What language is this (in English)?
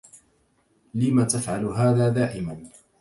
Arabic